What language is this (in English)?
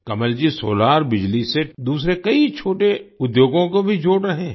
Hindi